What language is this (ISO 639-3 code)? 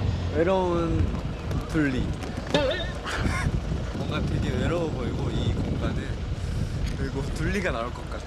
kor